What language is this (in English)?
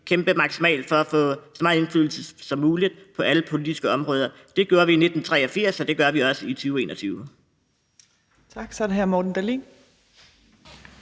Danish